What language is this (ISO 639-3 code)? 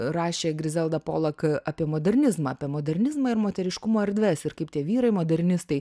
lit